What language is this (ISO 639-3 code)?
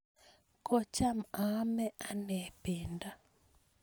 kln